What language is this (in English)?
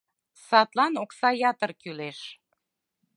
Mari